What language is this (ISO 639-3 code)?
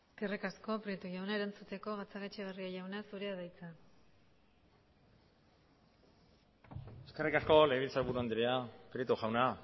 eus